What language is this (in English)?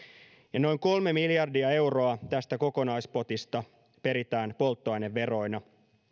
Finnish